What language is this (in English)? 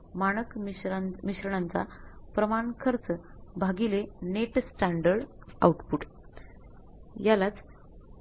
Marathi